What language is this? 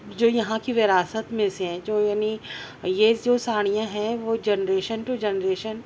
Urdu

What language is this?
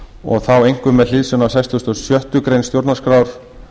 Icelandic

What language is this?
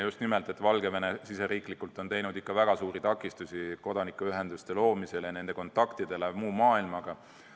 Estonian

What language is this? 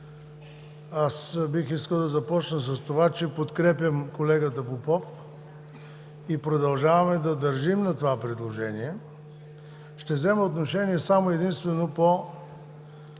Bulgarian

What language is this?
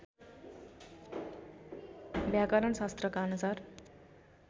Nepali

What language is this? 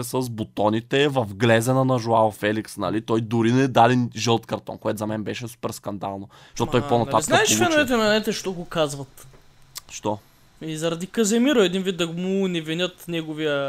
Bulgarian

